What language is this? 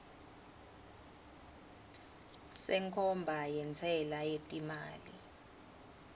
Swati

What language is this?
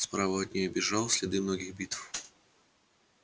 Russian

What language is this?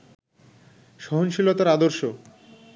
Bangla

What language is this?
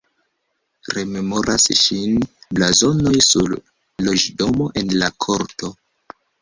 Esperanto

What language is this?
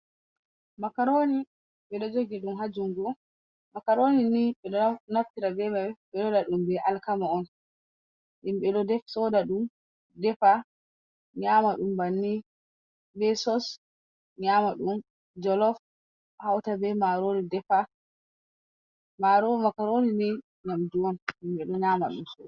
Fula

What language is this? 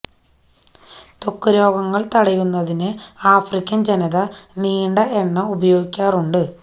Malayalam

